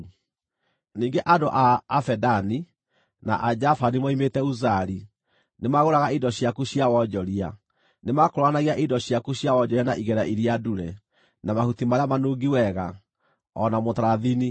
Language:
Kikuyu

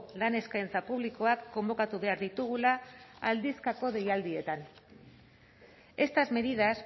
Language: Basque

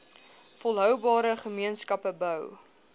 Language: Afrikaans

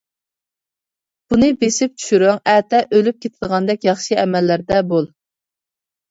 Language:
Uyghur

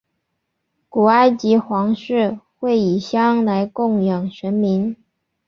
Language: Chinese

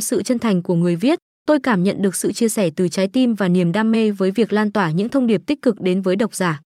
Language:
Vietnamese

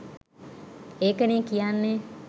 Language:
Sinhala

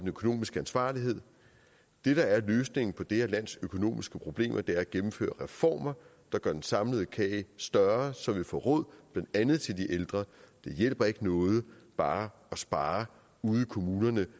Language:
Danish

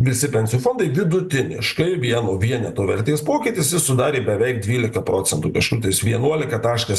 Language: Lithuanian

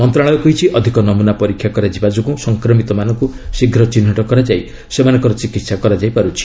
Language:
Odia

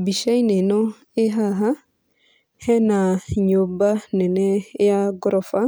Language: Kikuyu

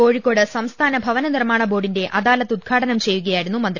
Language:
Malayalam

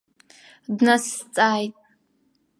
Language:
Abkhazian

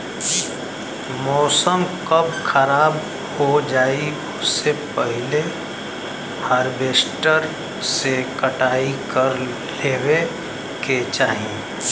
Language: Bhojpuri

